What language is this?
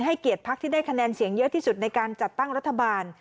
Thai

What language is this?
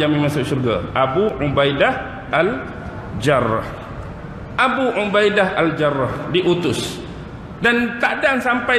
Malay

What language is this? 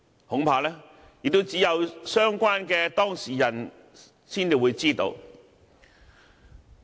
Cantonese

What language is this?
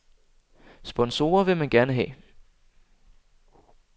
Danish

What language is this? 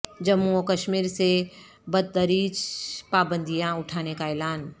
Urdu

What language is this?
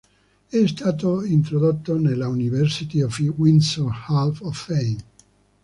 Italian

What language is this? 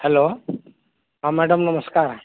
Odia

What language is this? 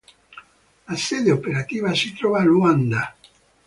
Italian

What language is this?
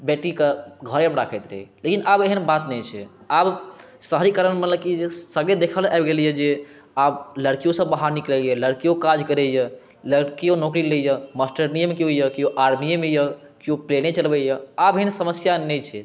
Maithili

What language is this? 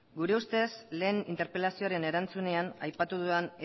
Basque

